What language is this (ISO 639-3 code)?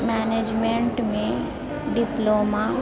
mai